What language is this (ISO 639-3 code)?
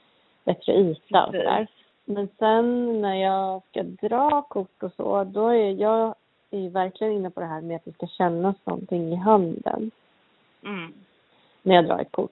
swe